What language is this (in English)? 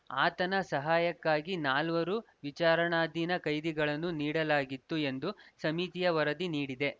Kannada